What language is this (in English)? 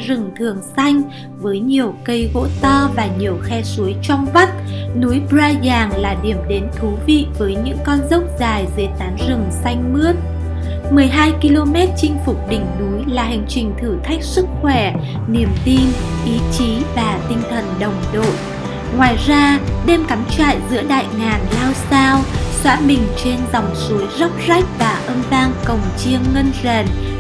Vietnamese